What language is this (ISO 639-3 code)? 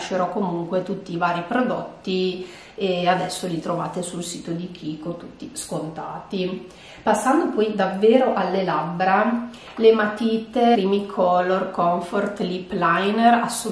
ita